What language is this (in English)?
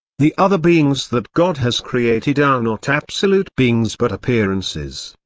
English